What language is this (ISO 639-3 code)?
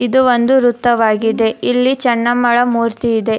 kan